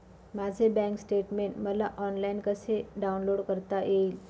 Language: Marathi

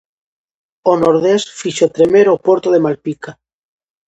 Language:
Galician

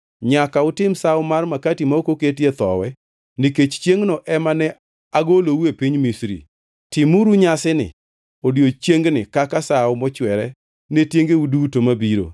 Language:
Luo (Kenya and Tanzania)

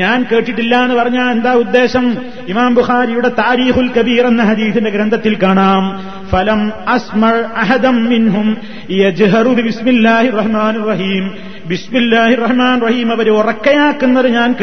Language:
Malayalam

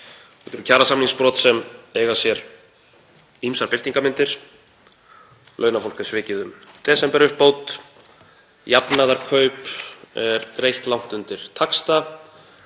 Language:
Icelandic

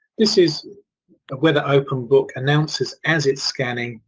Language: English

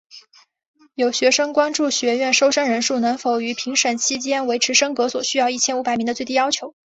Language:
Chinese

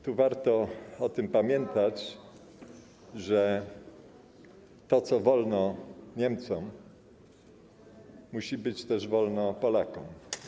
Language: Polish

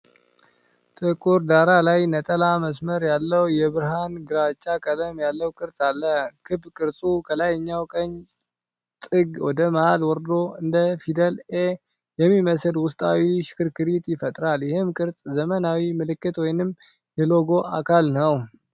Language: Amharic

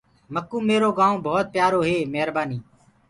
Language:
Gurgula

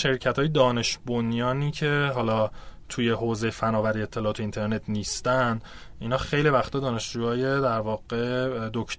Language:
Persian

